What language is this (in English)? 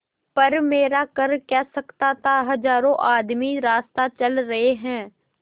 Hindi